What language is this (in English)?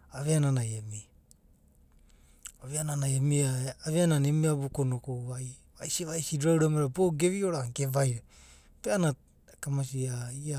Abadi